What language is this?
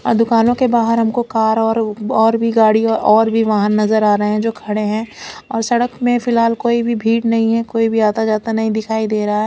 Hindi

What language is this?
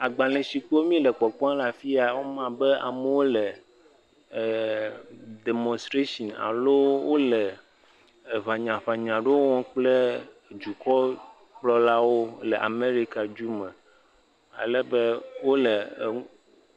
Ewe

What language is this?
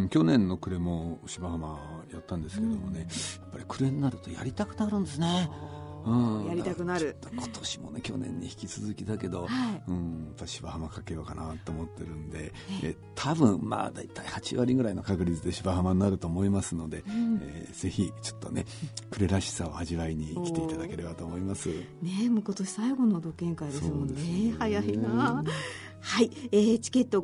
Japanese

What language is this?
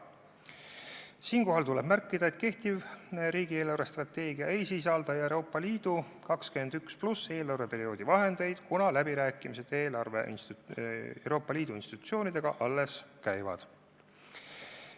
Estonian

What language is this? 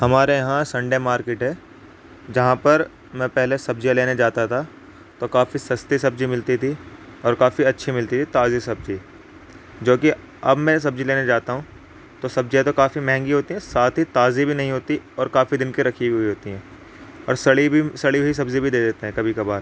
Urdu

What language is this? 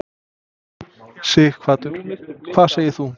Icelandic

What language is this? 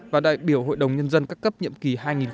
Vietnamese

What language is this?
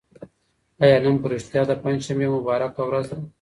Pashto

